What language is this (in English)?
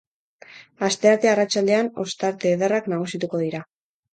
Basque